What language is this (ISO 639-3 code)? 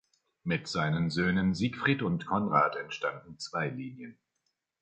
deu